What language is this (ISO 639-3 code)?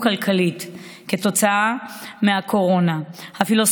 heb